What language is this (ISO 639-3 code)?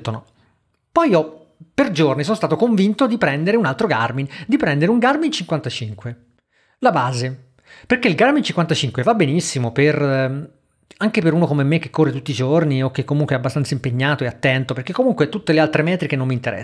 ita